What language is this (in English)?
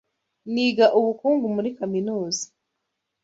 Kinyarwanda